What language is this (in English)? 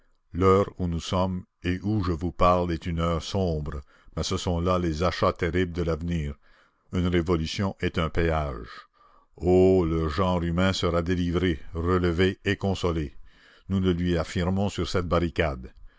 French